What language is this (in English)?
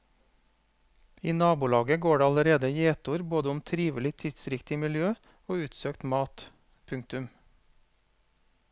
Norwegian